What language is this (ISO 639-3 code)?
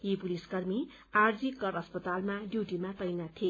nep